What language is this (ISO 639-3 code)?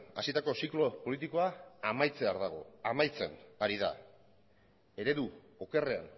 eus